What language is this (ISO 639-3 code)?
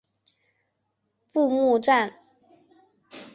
zho